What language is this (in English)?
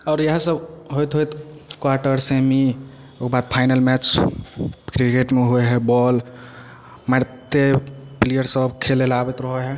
Maithili